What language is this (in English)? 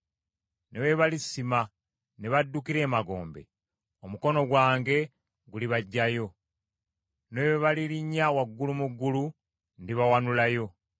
Ganda